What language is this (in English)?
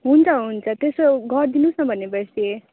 Nepali